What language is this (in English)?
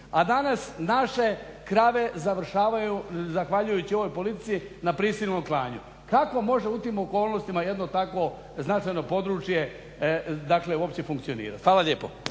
Croatian